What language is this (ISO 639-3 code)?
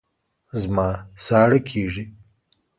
pus